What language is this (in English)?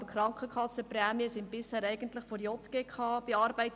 Swiss German